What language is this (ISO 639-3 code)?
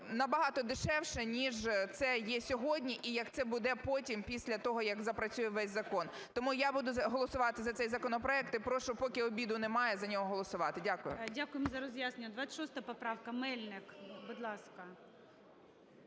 ukr